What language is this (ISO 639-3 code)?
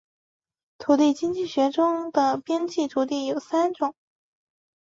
zho